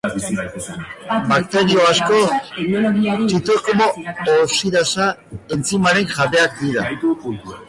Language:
Basque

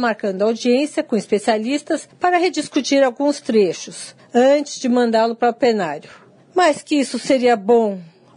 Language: Portuguese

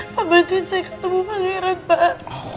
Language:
Indonesian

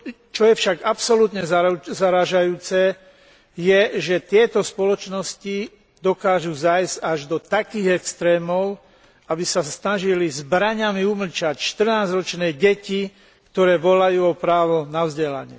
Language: Slovak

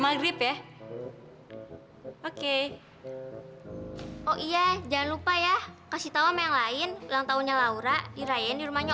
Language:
Indonesian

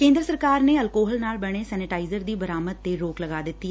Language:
Punjabi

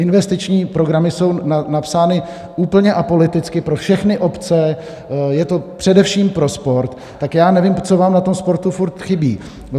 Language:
Czech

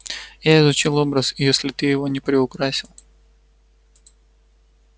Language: Russian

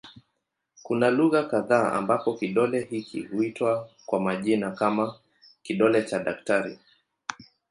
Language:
Swahili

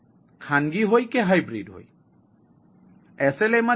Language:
Gujarati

